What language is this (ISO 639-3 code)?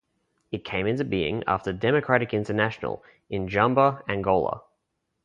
eng